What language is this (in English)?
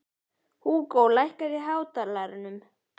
Icelandic